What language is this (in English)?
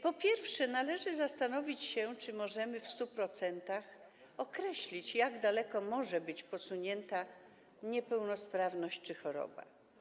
Polish